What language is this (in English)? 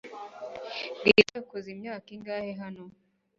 Kinyarwanda